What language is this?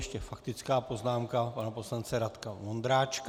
Czech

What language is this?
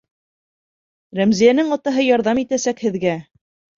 Bashkir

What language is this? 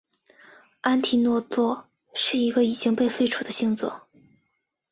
Chinese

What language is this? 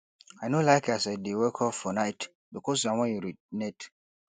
Nigerian Pidgin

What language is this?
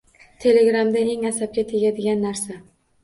Uzbek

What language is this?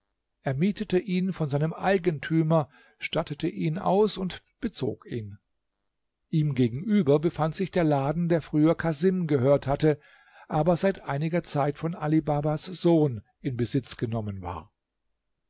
German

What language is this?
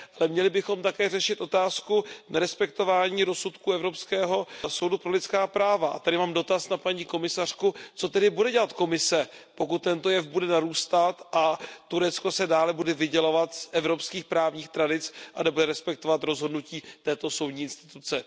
Czech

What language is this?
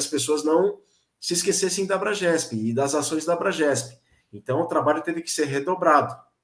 Portuguese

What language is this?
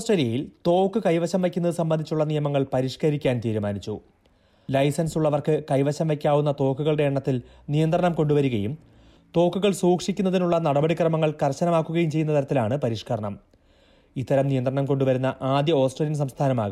Malayalam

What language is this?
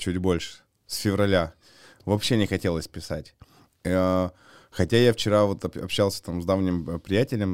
Russian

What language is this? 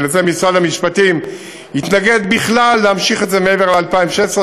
Hebrew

